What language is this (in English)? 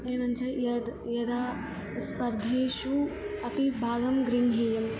Sanskrit